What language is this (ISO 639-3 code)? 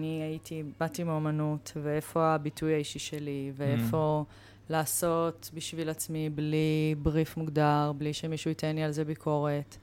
heb